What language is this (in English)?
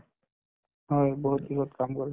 Assamese